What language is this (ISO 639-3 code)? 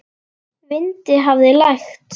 isl